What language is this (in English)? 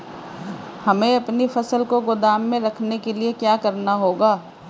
Hindi